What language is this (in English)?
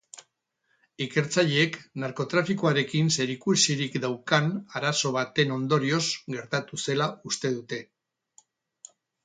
Basque